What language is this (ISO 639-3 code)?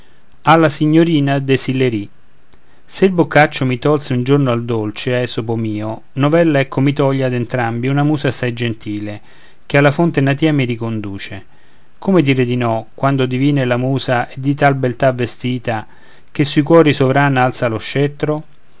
ita